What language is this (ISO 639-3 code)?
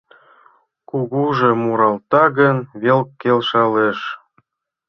chm